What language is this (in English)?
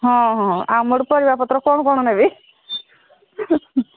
Odia